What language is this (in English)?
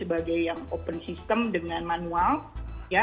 Indonesian